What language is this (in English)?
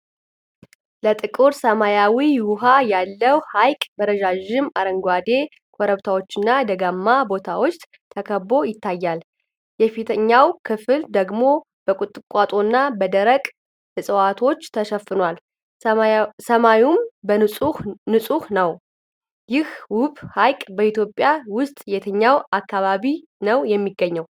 Amharic